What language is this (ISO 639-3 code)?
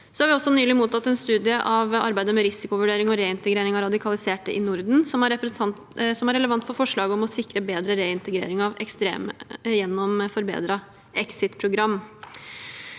nor